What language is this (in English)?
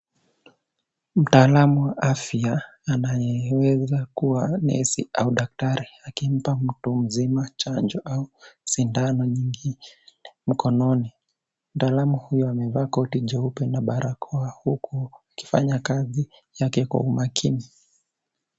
Swahili